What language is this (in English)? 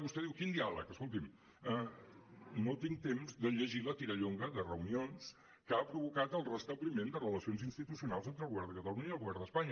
Catalan